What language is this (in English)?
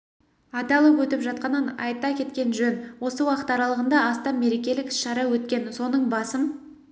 Kazakh